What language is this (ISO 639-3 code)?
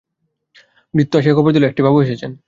ben